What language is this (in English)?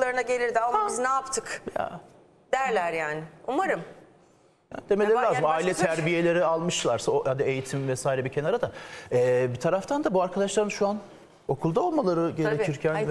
Turkish